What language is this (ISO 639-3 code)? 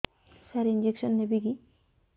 ori